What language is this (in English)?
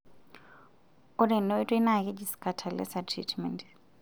Masai